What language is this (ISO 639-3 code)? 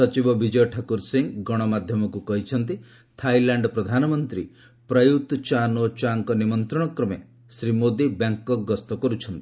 ori